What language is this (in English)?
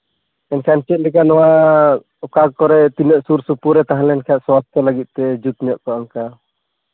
Santali